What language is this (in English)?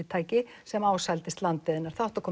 Icelandic